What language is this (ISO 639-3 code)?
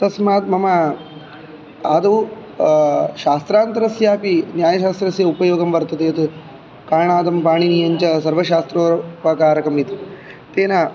san